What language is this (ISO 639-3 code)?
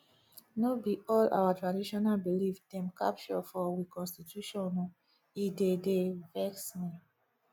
pcm